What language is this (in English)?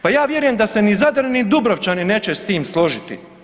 Croatian